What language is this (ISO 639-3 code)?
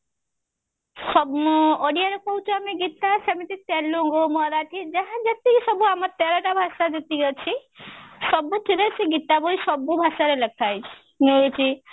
ori